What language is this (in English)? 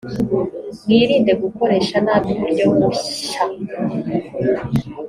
Kinyarwanda